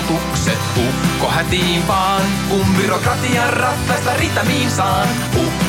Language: Finnish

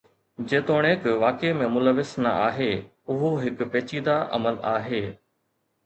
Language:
Sindhi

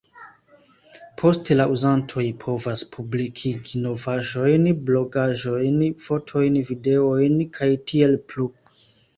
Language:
Esperanto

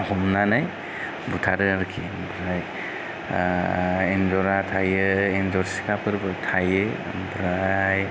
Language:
Bodo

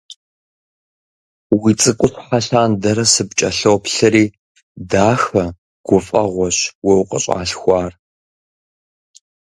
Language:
Kabardian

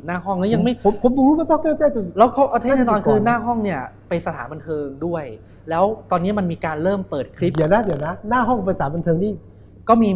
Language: Thai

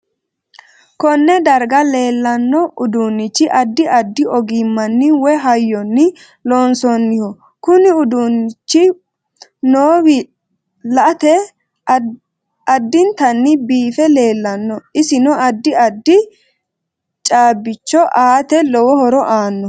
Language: Sidamo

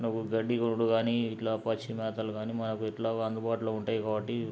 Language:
Telugu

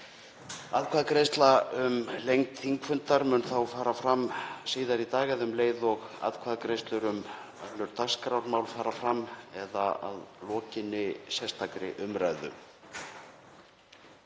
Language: Icelandic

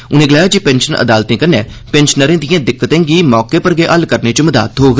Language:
Dogri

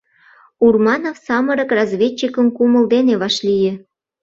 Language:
Mari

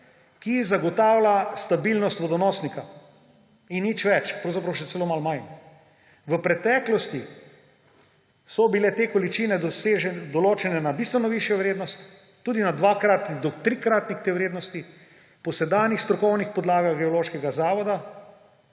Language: Slovenian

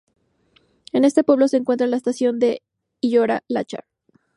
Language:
Spanish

